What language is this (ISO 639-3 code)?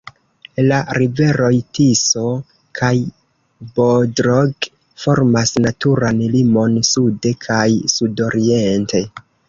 epo